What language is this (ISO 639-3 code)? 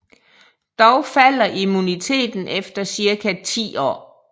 dan